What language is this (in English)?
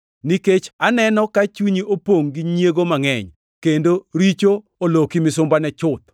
Luo (Kenya and Tanzania)